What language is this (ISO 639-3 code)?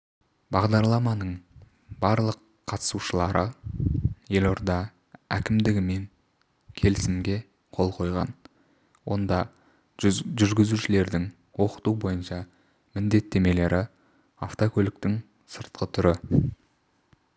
kaz